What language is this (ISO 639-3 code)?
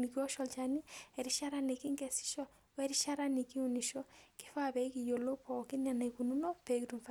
mas